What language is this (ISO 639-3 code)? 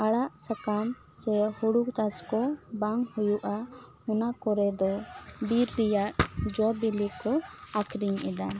sat